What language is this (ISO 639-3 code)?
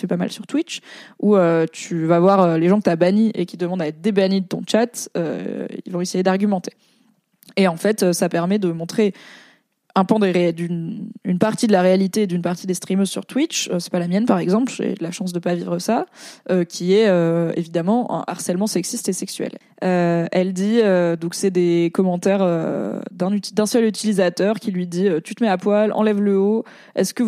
fra